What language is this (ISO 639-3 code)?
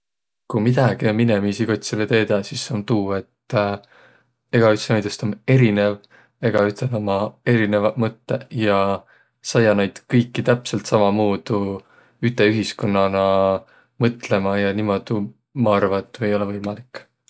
vro